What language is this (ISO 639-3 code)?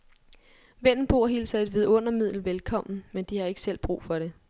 dan